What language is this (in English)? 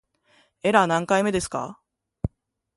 Japanese